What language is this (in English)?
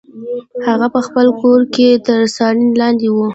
Pashto